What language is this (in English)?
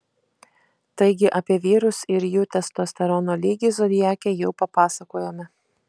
Lithuanian